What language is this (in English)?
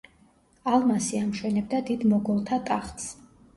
Georgian